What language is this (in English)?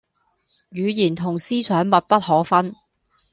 Cantonese